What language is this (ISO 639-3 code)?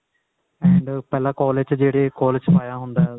pan